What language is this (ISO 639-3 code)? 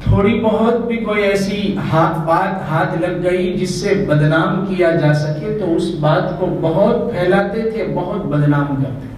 hin